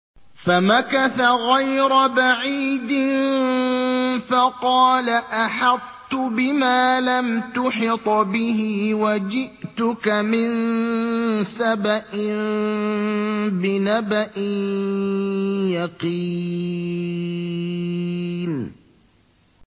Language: Arabic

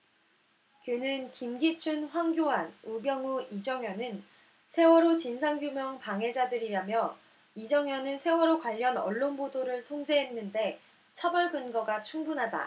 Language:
Korean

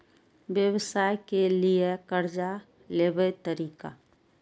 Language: Maithili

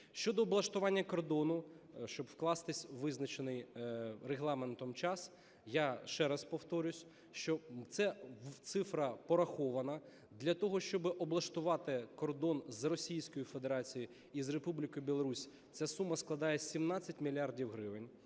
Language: Ukrainian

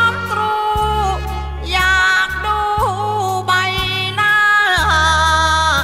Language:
Thai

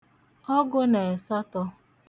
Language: Igbo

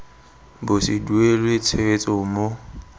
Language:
Tswana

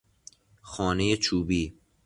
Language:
Persian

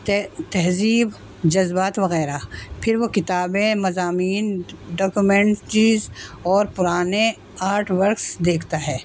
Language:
Urdu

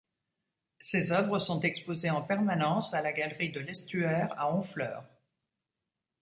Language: French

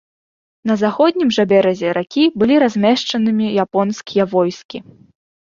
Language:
Belarusian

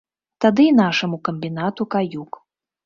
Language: Belarusian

